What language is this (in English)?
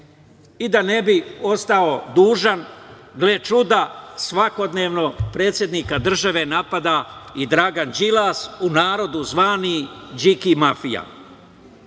Serbian